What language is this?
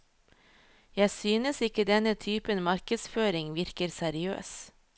Norwegian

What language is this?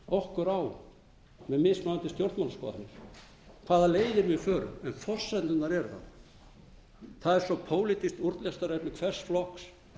Icelandic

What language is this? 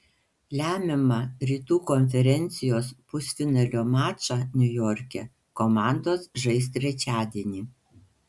Lithuanian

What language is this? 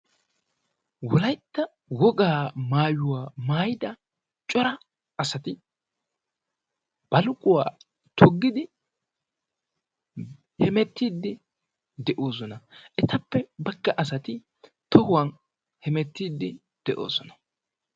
Wolaytta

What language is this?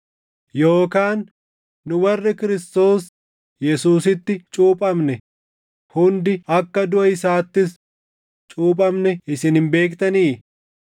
Oromo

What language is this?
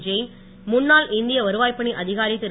Tamil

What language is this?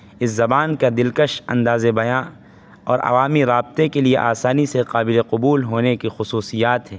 Urdu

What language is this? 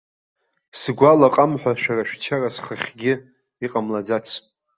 Abkhazian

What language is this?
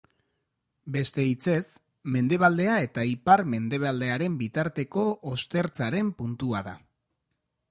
Basque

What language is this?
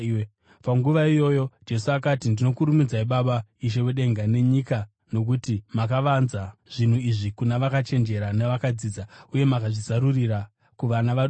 Shona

